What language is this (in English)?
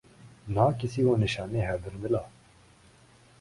Urdu